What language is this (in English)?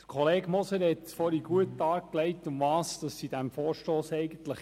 Swiss German